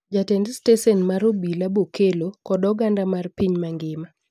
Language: Luo (Kenya and Tanzania)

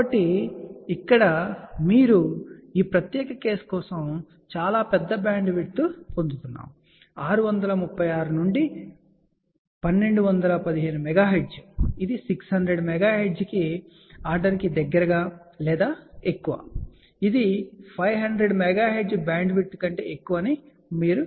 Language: Telugu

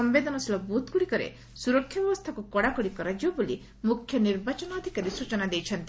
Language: Odia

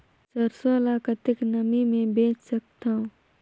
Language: Chhattisgarhi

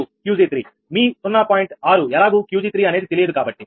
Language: Telugu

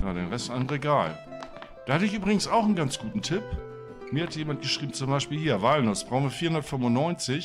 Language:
German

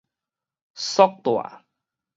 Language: Min Nan Chinese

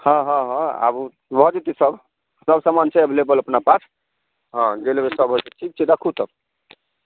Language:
Maithili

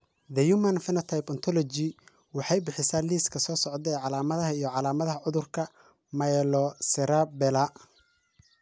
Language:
Somali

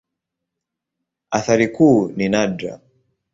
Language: Swahili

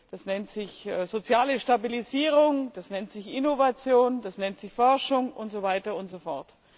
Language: German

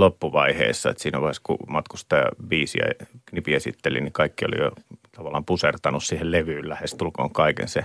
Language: Finnish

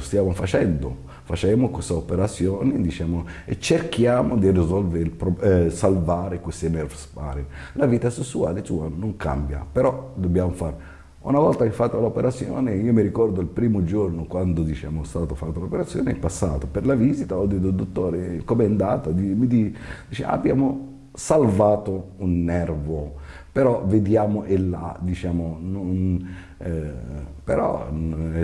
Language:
Italian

